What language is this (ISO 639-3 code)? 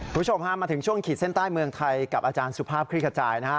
tha